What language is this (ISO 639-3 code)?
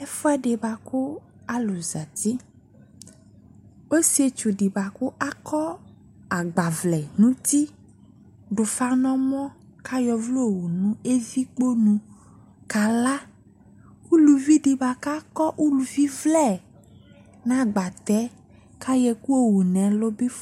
kpo